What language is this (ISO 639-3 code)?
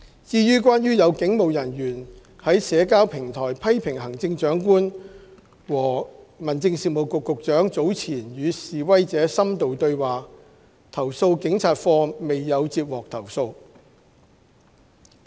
yue